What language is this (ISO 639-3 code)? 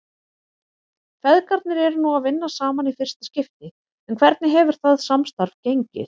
isl